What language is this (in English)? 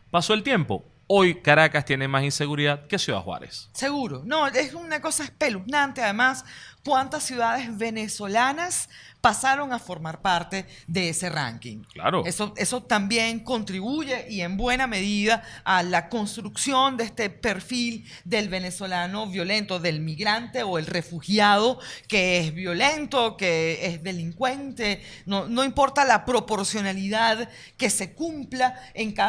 Spanish